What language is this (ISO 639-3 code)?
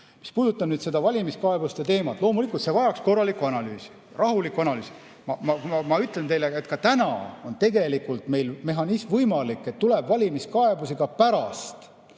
est